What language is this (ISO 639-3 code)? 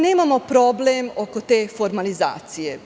srp